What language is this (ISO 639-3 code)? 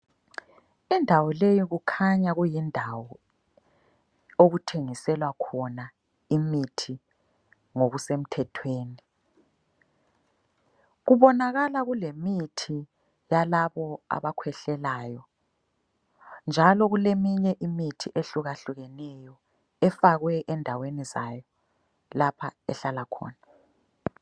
nde